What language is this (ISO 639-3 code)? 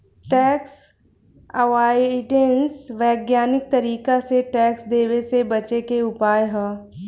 bho